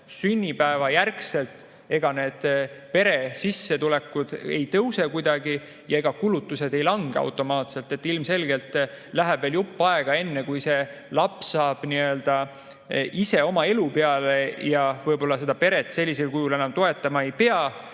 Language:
Estonian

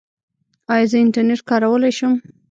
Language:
Pashto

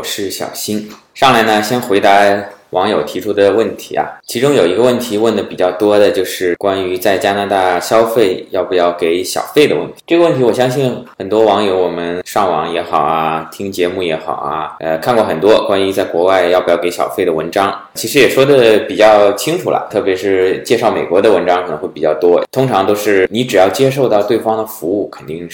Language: Chinese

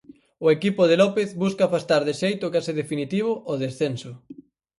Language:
Galician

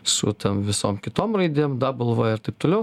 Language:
Lithuanian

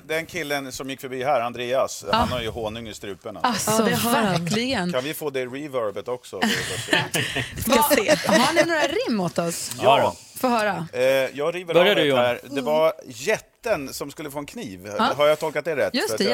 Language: Swedish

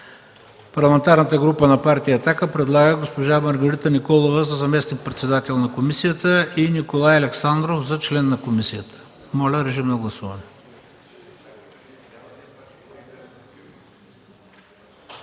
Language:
Bulgarian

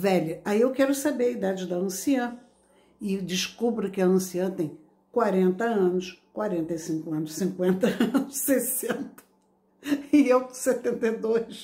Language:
Portuguese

